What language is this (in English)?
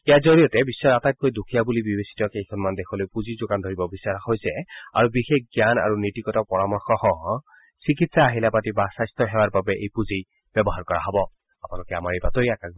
Assamese